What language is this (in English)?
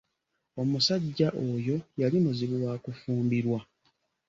Ganda